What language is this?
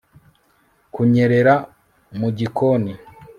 Kinyarwanda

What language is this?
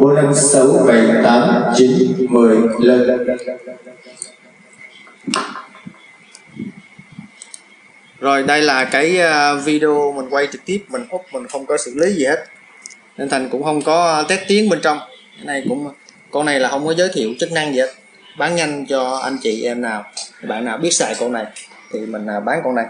Vietnamese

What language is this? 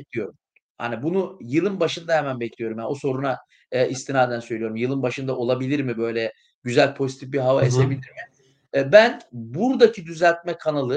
Turkish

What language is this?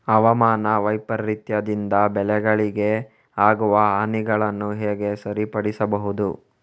Kannada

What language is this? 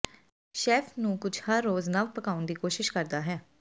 Punjabi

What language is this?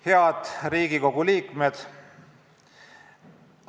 Estonian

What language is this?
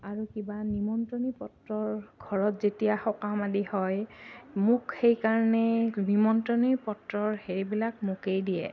Assamese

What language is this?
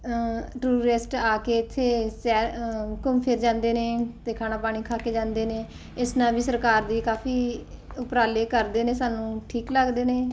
Punjabi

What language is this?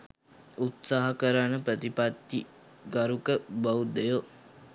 Sinhala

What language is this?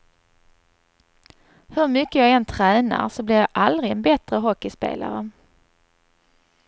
Swedish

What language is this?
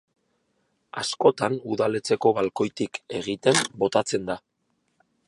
Basque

